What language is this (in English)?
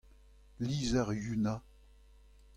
Breton